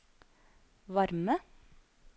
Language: Norwegian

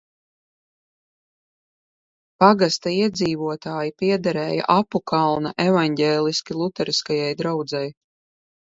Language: Latvian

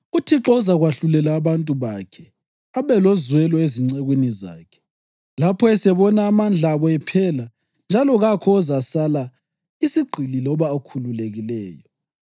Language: North Ndebele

